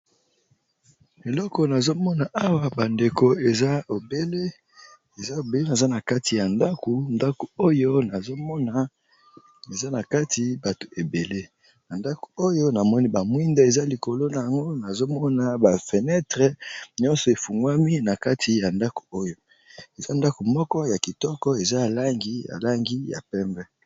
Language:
Lingala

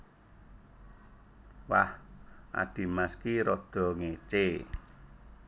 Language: Javanese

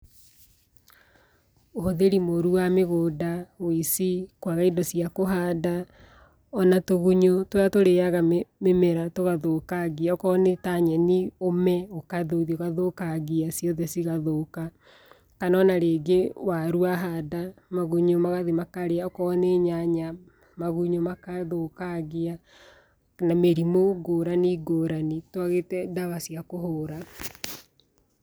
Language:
Kikuyu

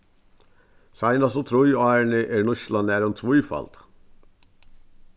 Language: Faroese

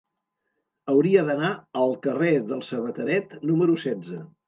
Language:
Catalan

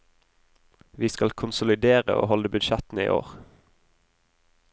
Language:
Norwegian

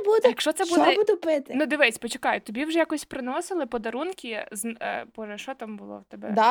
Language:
Ukrainian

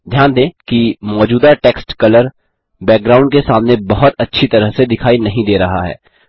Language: Hindi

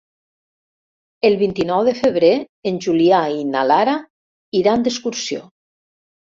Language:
Catalan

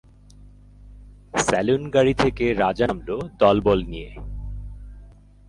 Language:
Bangla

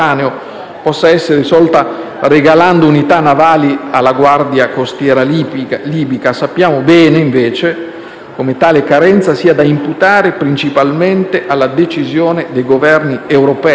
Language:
Italian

